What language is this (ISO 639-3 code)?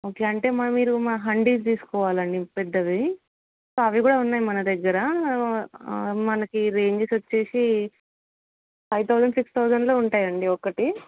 tel